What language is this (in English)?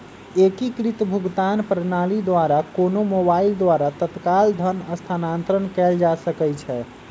Magahi